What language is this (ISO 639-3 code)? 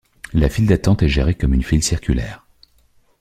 fra